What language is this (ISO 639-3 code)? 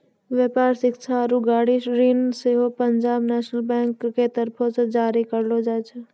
mai